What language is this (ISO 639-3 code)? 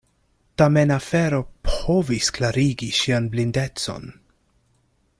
epo